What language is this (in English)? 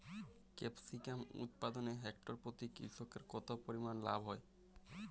Bangla